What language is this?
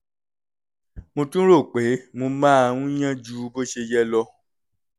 Yoruba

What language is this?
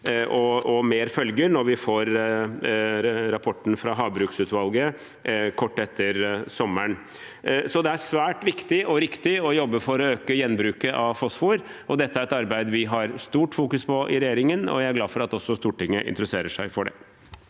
Norwegian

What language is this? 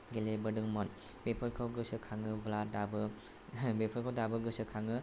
Bodo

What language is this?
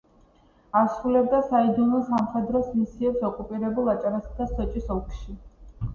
Georgian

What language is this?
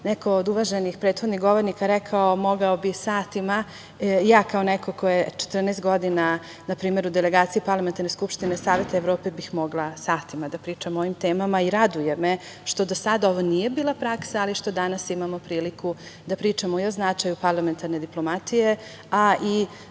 Serbian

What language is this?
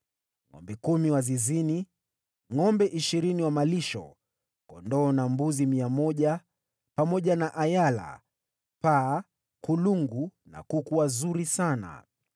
Swahili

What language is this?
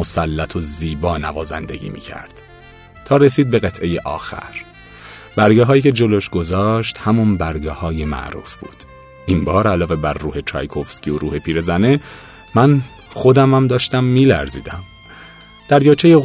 Persian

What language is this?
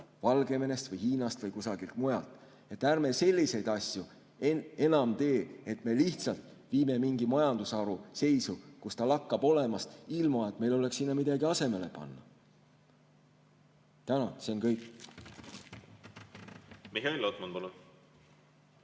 Estonian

